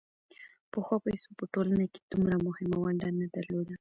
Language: Pashto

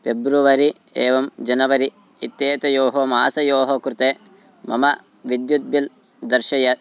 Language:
Sanskrit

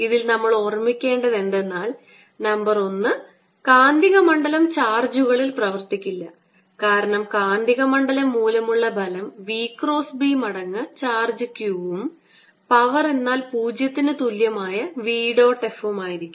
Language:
Malayalam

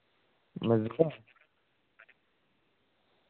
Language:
Dogri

